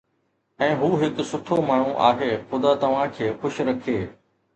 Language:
Sindhi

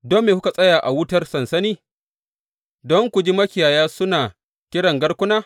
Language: Hausa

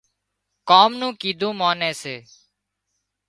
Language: Wadiyara Koli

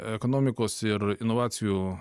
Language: Lithuanian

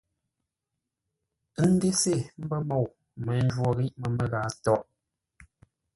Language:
Ngombale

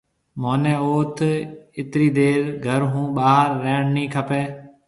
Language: Marwari (Pakistan)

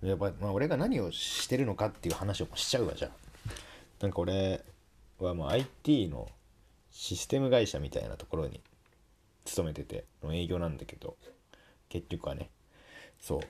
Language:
Japanese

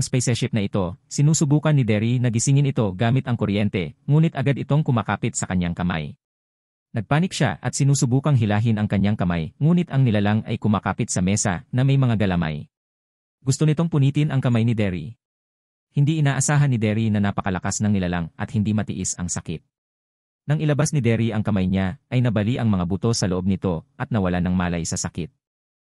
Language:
Filipino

